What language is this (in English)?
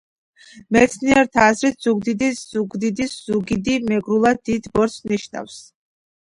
Georgian